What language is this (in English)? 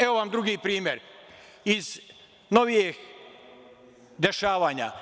Serbian